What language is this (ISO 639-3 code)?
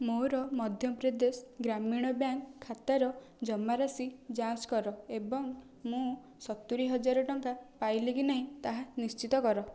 ori